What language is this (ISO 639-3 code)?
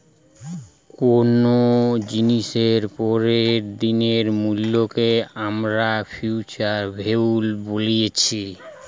ben